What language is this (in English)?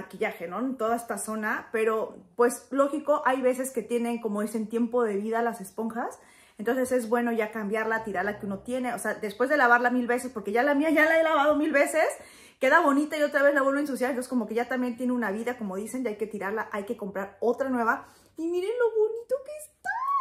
Spanish